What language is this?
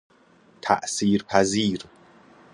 Persian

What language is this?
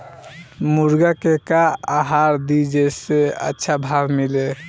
Bhojpuri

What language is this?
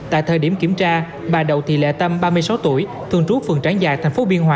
Vietnamese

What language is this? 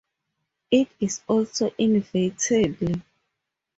English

